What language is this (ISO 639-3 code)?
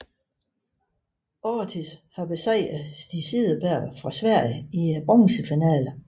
dan